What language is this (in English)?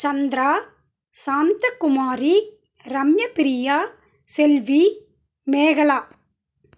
Tamil